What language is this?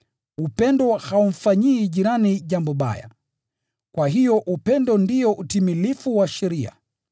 Swahili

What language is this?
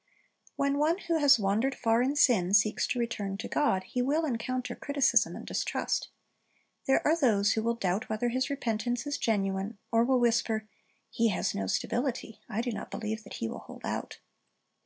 English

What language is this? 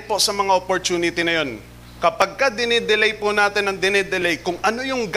Filipino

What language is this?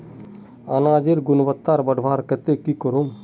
Magahi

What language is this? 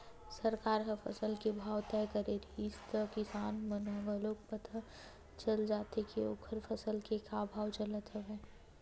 Chhattisgarhi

